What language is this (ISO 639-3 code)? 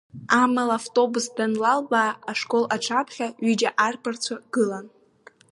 abk